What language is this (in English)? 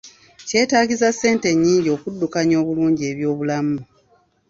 Ganda